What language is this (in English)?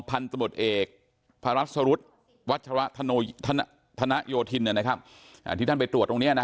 Thai